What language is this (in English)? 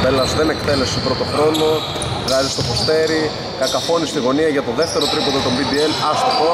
Greek